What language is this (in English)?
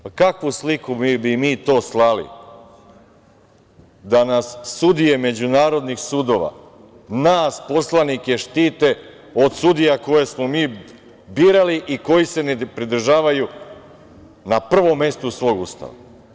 Serbian